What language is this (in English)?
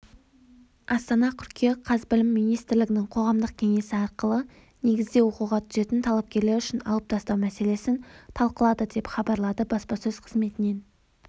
Kazakh